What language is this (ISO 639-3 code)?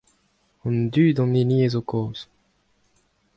bre